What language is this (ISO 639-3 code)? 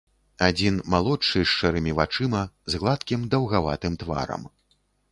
bel